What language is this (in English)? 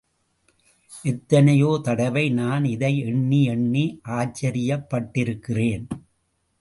Tamil